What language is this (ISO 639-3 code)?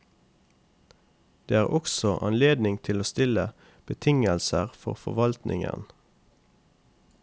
nor